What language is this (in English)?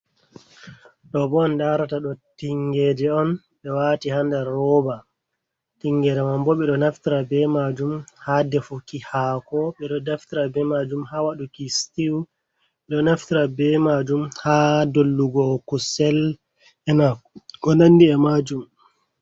Fula